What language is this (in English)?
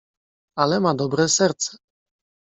Polish